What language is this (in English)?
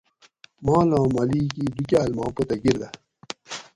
Gawri